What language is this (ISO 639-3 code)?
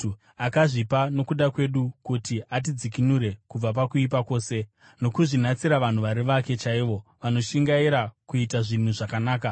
sna